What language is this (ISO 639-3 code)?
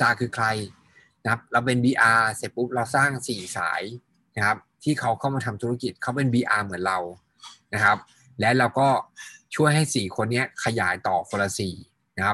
tha